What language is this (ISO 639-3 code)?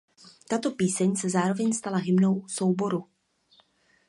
ces